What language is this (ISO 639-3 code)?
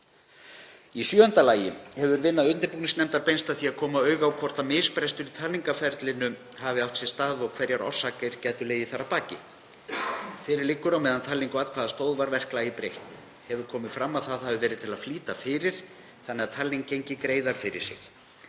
isl